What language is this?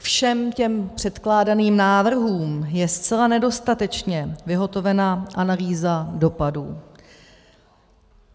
Czech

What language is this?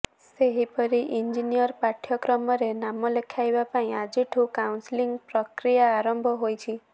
Odia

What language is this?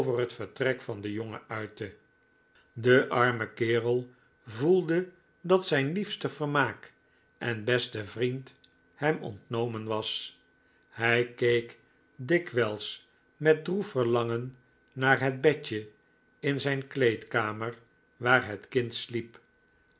Dutch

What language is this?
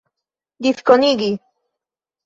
Esperanto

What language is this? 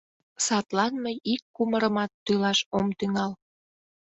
Mari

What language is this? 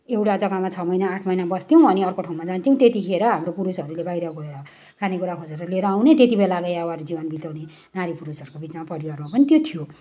Nepali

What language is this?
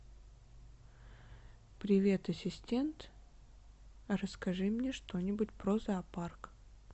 Russian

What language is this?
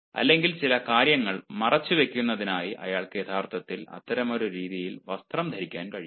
Malayalam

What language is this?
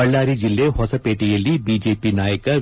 Kannada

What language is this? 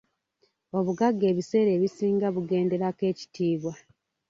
Ganda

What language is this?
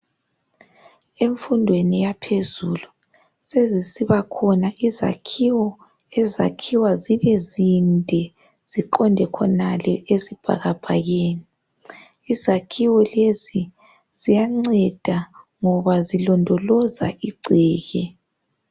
North Ndebele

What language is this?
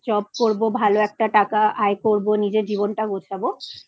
Bangla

